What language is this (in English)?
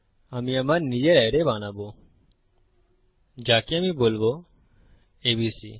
Bangla